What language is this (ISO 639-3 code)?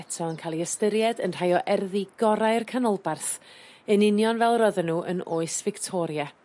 cym